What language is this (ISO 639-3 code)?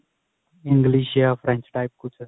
pan